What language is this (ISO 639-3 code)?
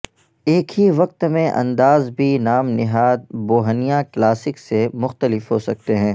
urd